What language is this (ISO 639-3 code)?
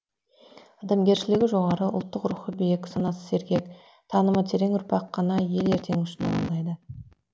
kaz